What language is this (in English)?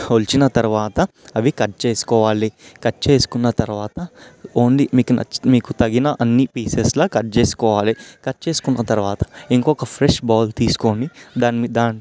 Telugu